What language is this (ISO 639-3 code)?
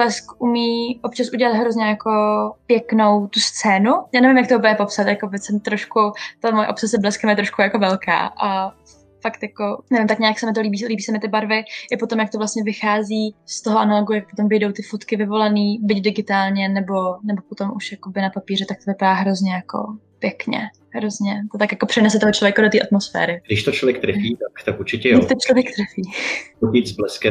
ces